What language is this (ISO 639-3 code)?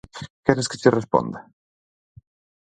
glg